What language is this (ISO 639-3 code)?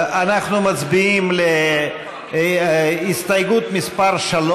heb